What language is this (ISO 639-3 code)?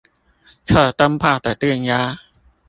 zho